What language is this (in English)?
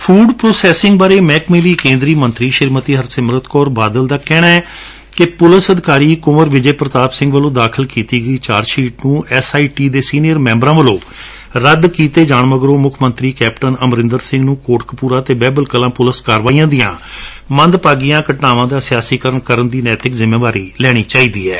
Punjabi